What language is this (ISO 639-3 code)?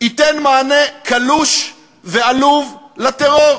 heb